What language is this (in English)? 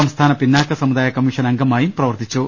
Malayalam